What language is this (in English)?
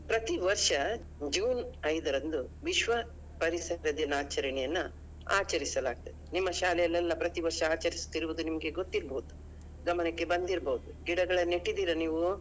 Kannada